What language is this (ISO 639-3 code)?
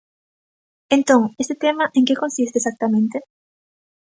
glg